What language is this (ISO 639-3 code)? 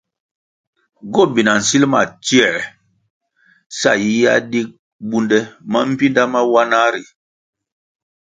nmg